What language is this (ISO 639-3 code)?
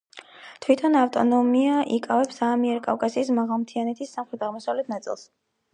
kat